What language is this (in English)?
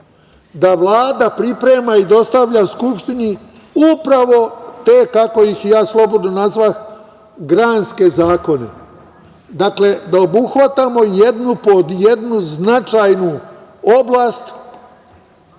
Serbian